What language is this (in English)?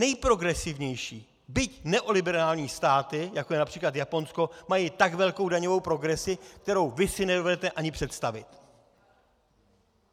Czech